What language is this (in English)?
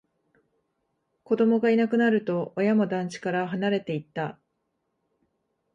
Japanese